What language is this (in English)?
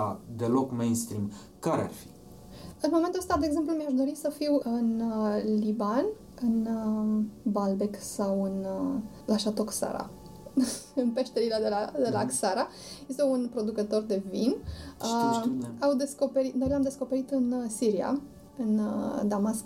Romanian